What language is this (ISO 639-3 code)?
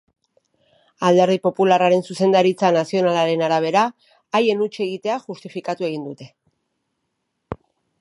eus